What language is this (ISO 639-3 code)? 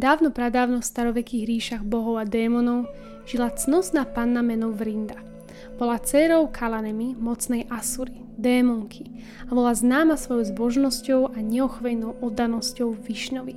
slk